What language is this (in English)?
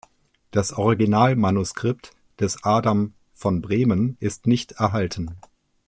German